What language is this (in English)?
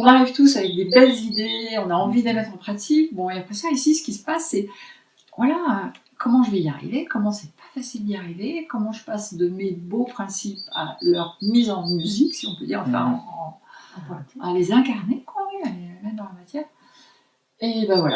French